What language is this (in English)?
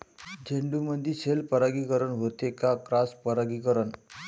Marathi